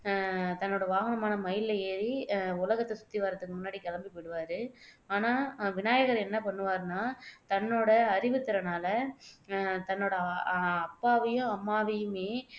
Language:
Tamil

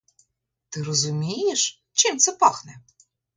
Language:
Ukrainian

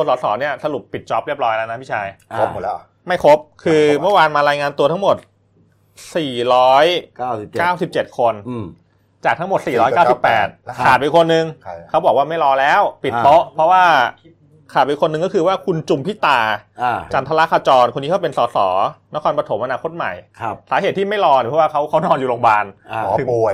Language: Thai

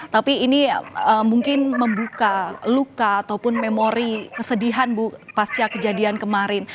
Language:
Indonesian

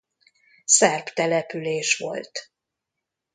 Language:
Hungarian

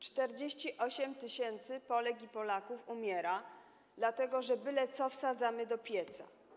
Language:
Polish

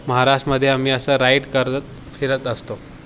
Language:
Marathi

